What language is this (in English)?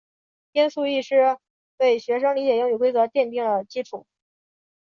Chinese